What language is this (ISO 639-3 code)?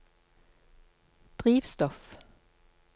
nor